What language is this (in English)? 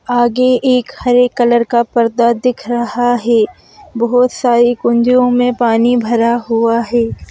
Hindi